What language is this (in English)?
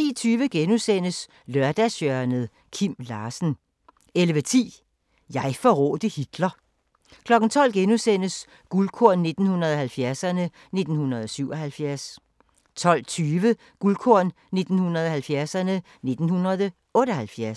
Danish